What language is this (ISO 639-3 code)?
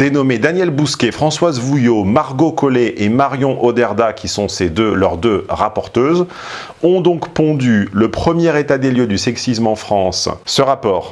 fra